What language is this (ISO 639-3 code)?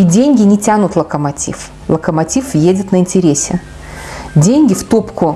rus